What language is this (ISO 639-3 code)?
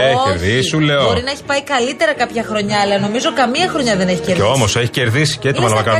ell